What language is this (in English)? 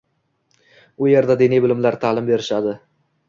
Uzbek